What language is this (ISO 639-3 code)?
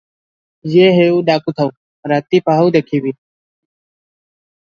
ori